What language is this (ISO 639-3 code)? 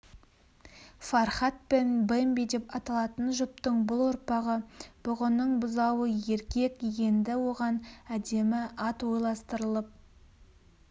kaz